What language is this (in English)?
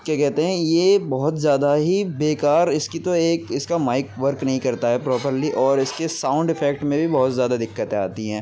Urdu